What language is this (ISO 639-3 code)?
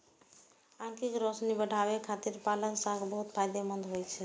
mai